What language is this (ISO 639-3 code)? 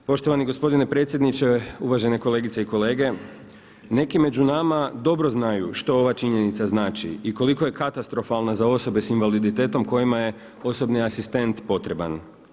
hrv